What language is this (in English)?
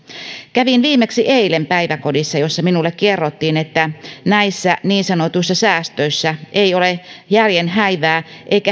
Finnish